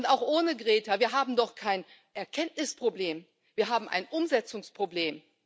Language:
German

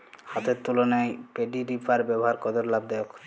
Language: Bangla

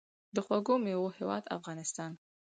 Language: Pashto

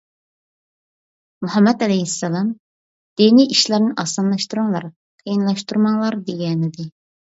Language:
Uyghur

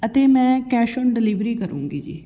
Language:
Punjabi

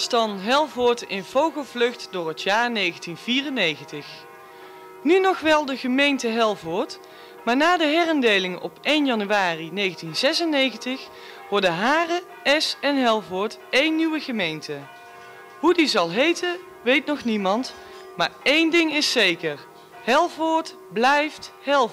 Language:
Dutch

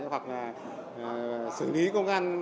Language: Vietnamese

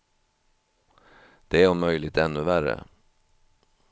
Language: Swedish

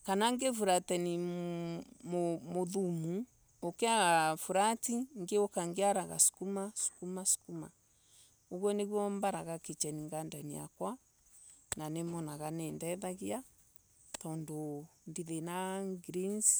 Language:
Embu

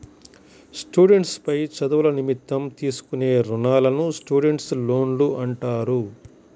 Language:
Telugu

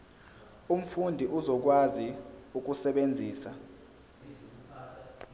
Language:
Zulu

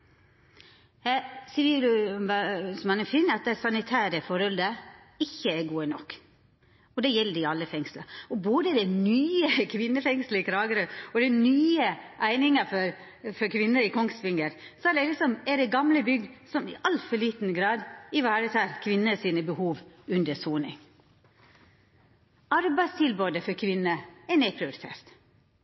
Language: Norwegian Nynorsk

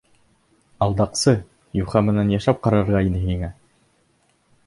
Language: Bashkir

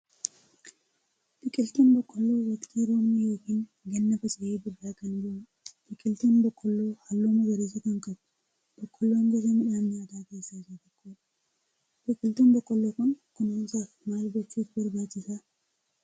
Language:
Oromo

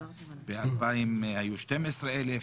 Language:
Hebrew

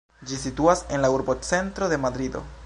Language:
Esperanto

